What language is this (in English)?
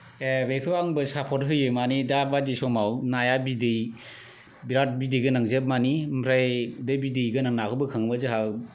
Bodo